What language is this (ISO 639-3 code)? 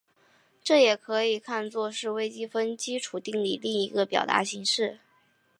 zho